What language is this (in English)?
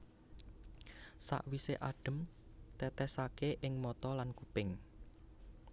Javanese